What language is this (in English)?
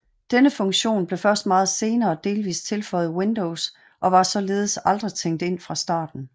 Danish